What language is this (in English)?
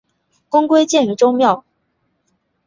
Chinese